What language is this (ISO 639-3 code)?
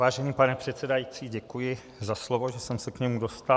ces